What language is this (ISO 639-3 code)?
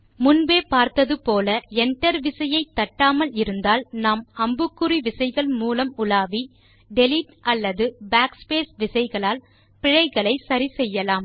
tam